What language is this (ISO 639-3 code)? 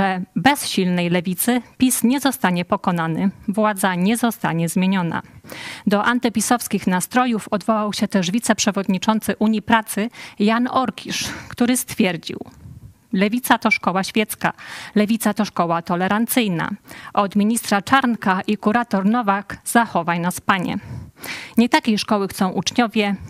pol